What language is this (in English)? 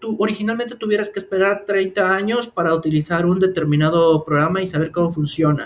Spanish